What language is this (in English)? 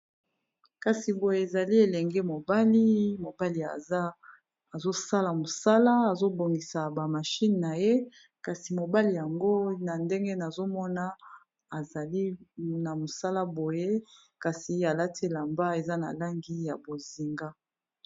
Lingala